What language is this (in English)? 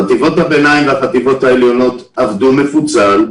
Hebrew